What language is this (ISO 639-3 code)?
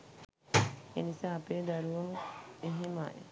sin